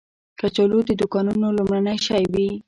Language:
Pashto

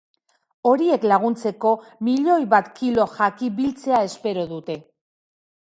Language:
Basque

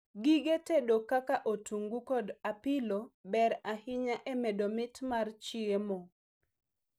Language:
Luo (Kenya and Tanzania)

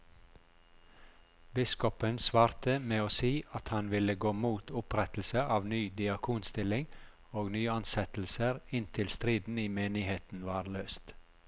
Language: Norwegian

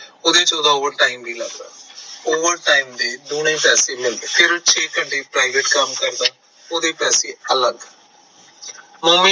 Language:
Punjabi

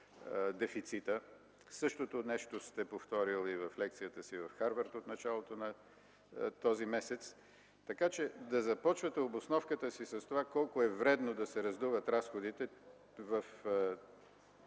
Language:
Bulgarian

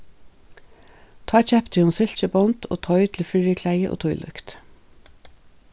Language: Faroese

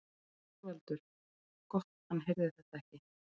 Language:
Icelandic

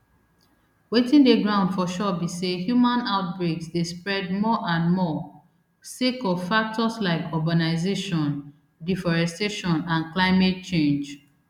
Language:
Nigerian Pidgin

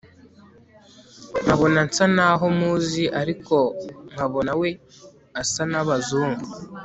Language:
Kinyarwanda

